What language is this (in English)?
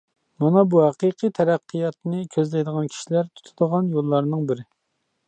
Uyghur